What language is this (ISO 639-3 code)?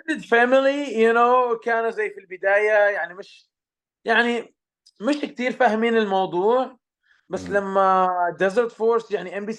ara